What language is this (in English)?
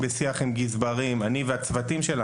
Hebrew